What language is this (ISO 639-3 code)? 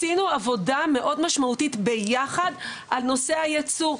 heb